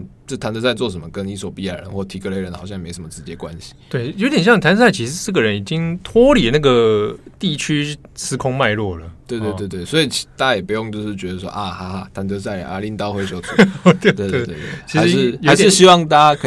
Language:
Chinese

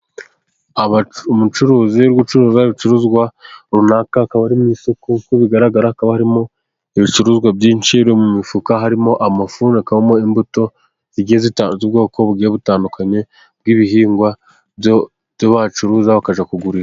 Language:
Kinyarwanda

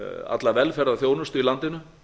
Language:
Icelandic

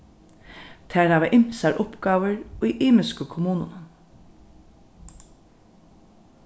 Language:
Faroese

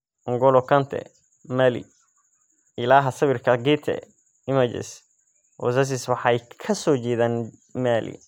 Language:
Somali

